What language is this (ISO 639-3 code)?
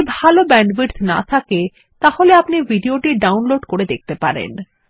ben